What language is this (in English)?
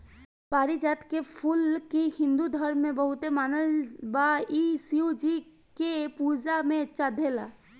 Bhojpuri